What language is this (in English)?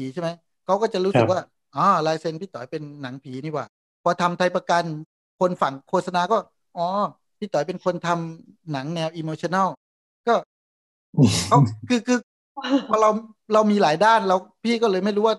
Thai